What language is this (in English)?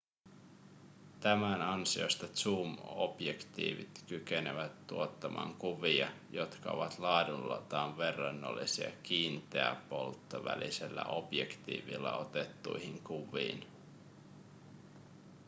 Finnish